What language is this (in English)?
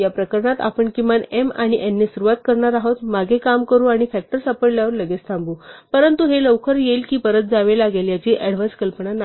Marathi